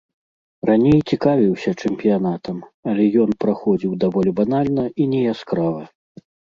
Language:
Belarusian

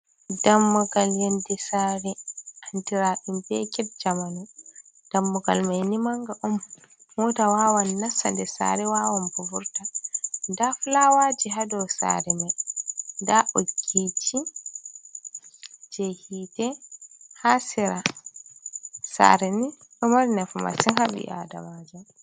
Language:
Fula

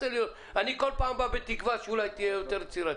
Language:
Hebrew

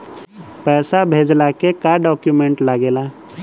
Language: Bhojpuri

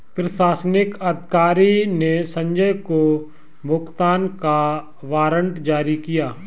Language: Hindi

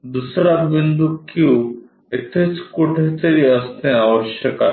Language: Marathi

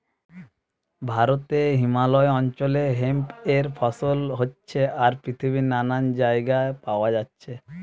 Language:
Bangla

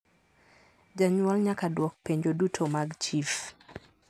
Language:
Luo (Kenya and Tanzania)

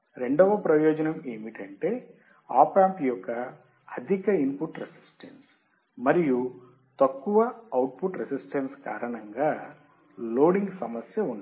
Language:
Telugu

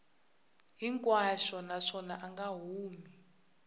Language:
Tsonga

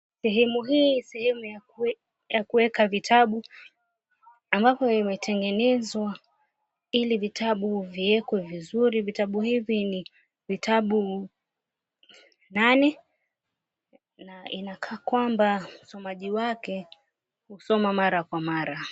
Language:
Swahili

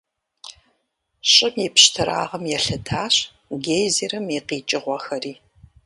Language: Kabardian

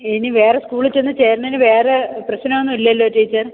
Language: Malayalam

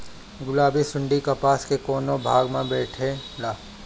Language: Bhojpuri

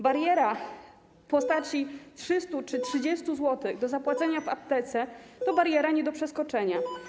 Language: Polish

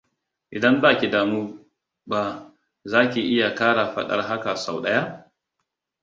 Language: Hausa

